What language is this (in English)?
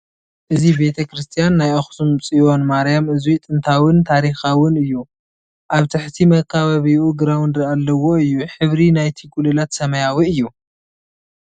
Tigrinya